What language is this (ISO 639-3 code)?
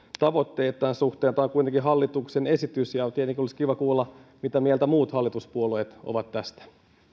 fin